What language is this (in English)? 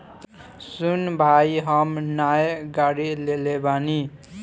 Bhojpuri